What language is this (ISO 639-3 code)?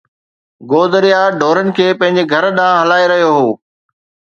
snd